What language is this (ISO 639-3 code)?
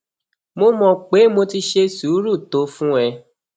yor